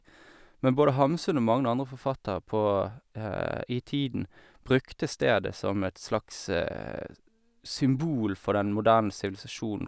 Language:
Norwegian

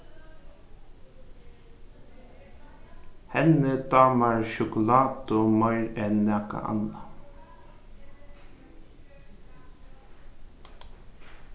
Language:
Faroese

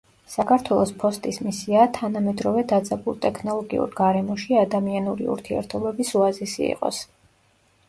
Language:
Georgian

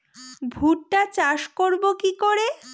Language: Bangla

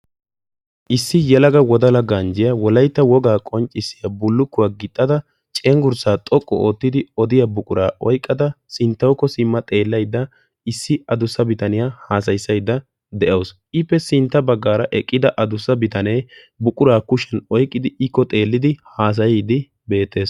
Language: Wolaytta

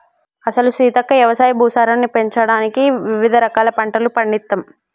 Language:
Telugu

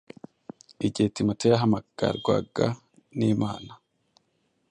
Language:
Kinyarwanda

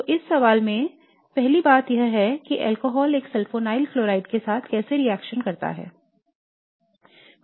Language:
Hindi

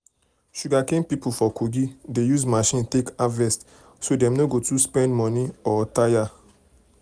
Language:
Nigerian Pidgin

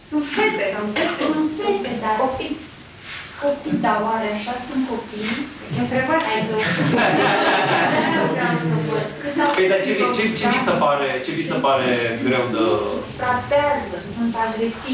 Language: Romanian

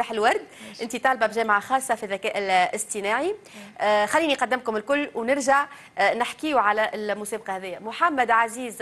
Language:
Arabic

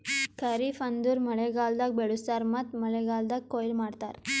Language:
Kannada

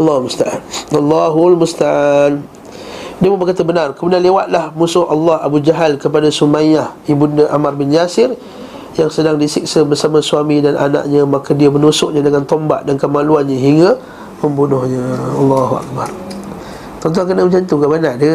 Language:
Malay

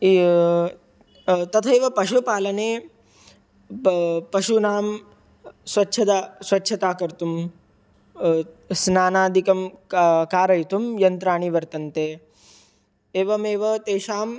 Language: Sanskrit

